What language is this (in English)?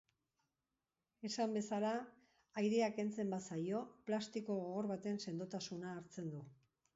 Basque